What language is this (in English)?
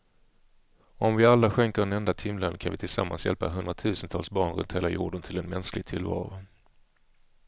Swedish